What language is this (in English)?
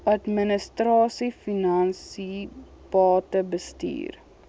Afrikaans